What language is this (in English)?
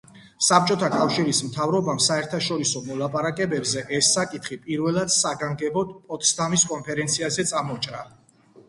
Georgian